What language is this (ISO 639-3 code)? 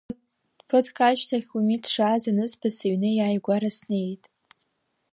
abk